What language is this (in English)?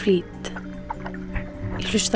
Icelandic